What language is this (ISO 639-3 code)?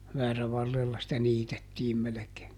fin